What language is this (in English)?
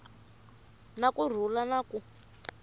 Tsonga